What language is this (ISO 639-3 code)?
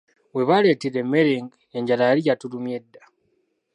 lug